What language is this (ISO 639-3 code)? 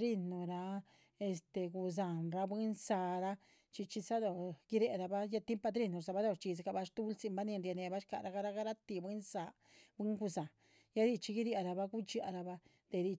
zpv